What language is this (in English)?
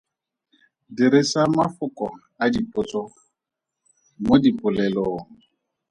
Tswana